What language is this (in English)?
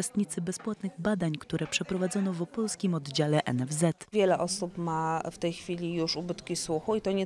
Polish